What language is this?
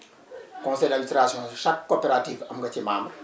Wolof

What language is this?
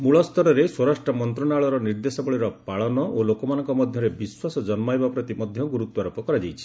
Odia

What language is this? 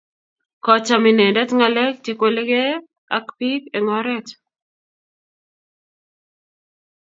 Kalenjin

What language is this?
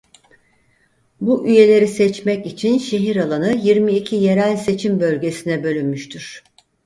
Turkish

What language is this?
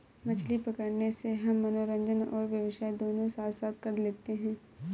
Hindi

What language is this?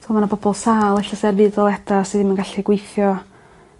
Welsh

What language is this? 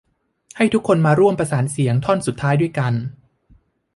Thai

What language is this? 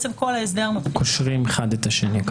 Hebrew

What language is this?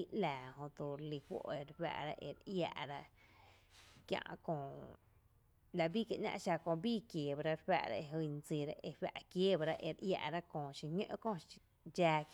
Tepinapa Chinantec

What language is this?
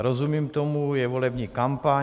Czech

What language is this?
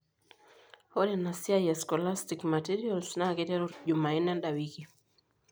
Masai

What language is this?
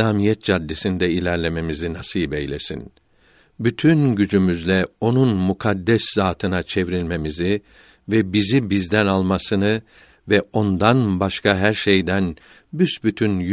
Turkish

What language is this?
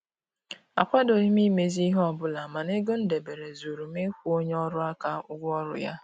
Igbo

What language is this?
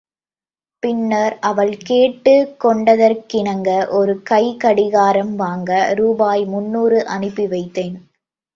Tamil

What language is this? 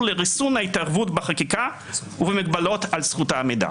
Hebrew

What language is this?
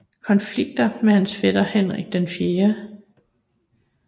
Danish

